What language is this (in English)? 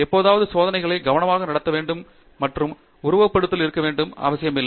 Tamil